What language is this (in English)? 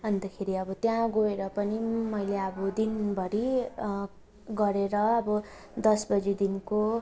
Nepali